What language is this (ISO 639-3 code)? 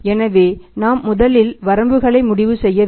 tam